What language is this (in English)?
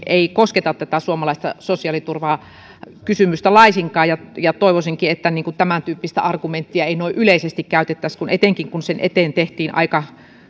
Finnish